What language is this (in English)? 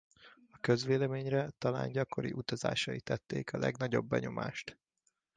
Hungarian